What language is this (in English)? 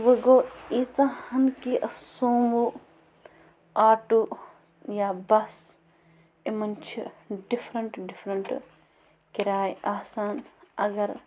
Kashmiri